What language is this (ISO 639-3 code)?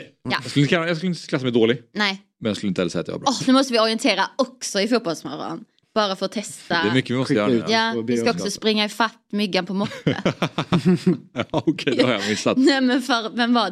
swe